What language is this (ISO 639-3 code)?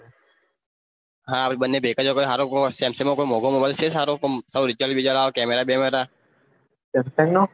guj